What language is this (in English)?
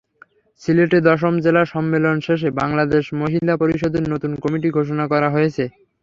Bangla